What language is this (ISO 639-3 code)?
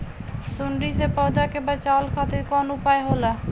bho